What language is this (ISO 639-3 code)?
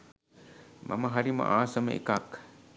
sin